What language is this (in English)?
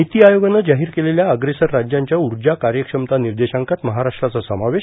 Marathi